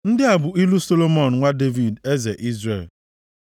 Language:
Igbo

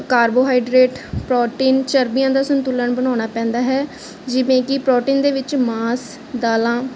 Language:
Punjabi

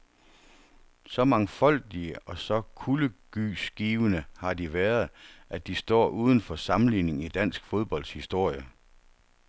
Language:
Danish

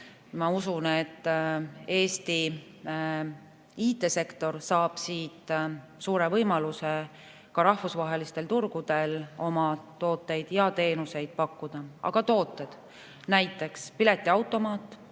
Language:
Estonian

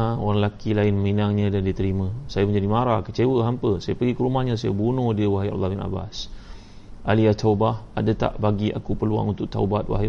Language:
Malay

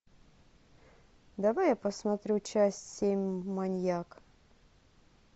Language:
Russian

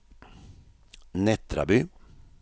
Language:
Swedish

